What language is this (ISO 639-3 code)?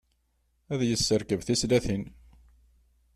kab